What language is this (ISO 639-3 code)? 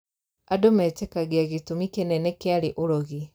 kik